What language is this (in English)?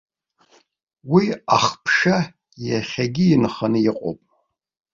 Abkhazian